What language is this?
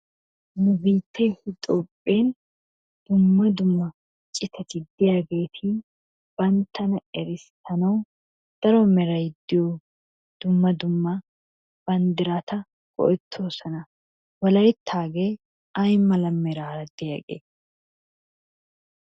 Wolaytta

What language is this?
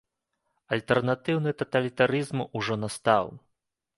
Belarusian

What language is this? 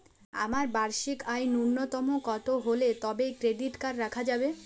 Bangla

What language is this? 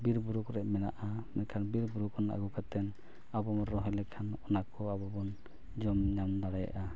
Santali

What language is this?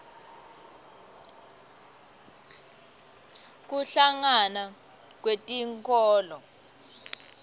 Swati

